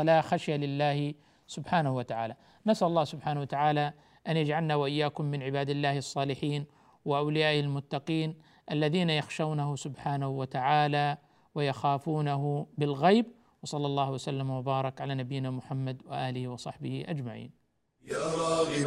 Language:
Arabic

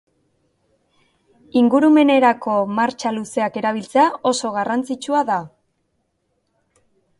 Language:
Basque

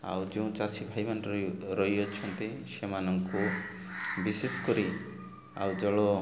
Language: Odia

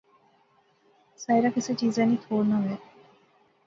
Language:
Pahari-Potwari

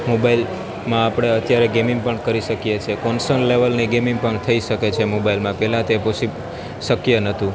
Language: Gujarati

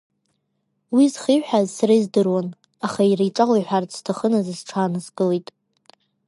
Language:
Abkhazian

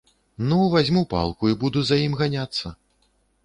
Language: Belarusian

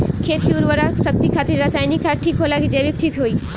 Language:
Bhojpuri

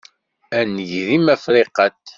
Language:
Kabyle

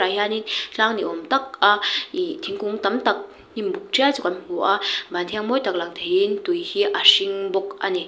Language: Mizo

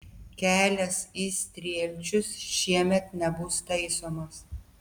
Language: Lithuanian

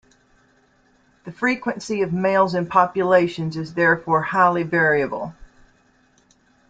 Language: English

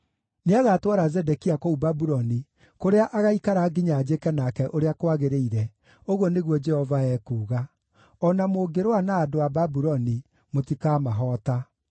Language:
Kikuyu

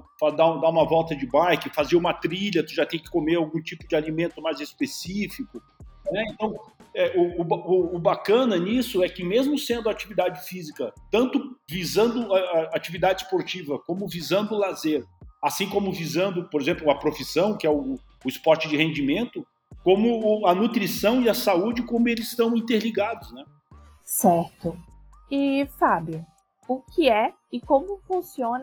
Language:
Portuguese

